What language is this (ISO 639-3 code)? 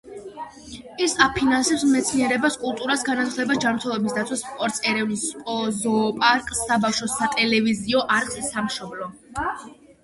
kat